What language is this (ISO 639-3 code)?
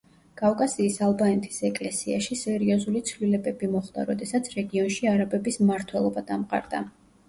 kat